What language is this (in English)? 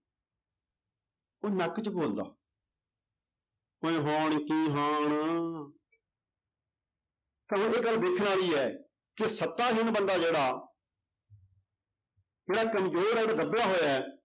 Punjabi